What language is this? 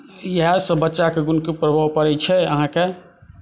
Maithili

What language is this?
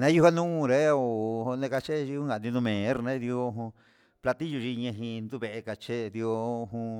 Huitepec Mixtec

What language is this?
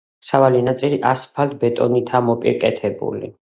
Georgian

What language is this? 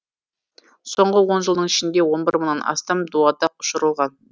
Kazakh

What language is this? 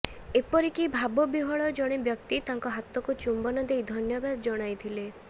Odia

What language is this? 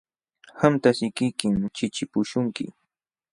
Jauja Wanca Quechua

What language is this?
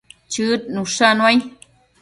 Matsés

